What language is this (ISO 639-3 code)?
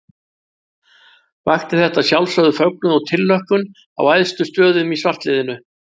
isl